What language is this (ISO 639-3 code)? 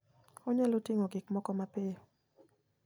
luo